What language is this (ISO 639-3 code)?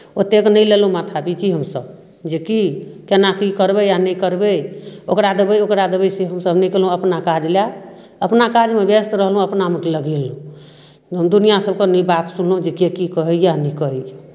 mai